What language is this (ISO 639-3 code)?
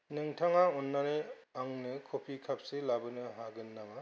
brx